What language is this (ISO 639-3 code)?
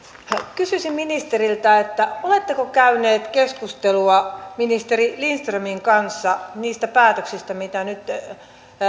fin